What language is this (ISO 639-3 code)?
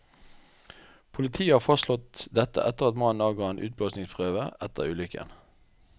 nor